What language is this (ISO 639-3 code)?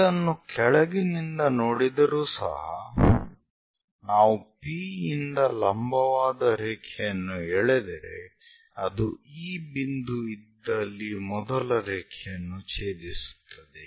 kan